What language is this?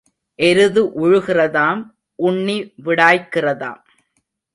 Tamil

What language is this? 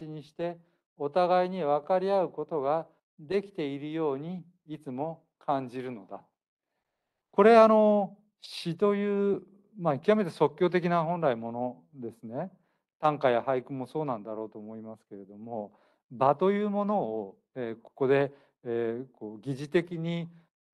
Japanese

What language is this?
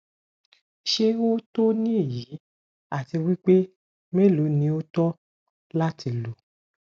Yoruba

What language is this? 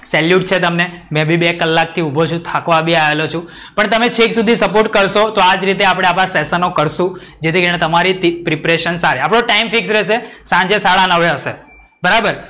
Gujarati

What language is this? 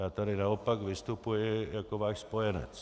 Czech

